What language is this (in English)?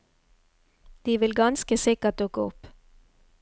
Norwegian